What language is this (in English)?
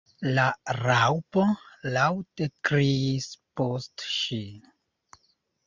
Esperanto